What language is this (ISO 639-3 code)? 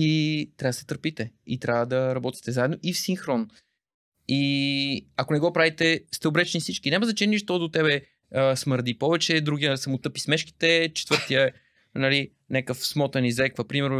bul